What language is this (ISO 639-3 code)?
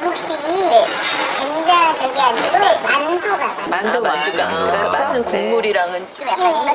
kor